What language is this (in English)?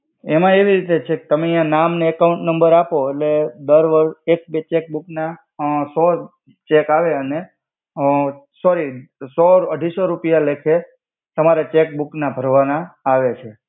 Gujarati